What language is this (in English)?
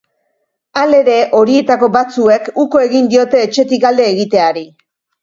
Basque